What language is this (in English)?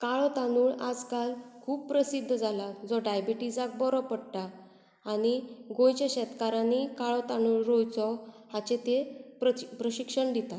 Konkani